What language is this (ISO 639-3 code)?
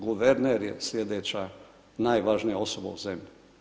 hrv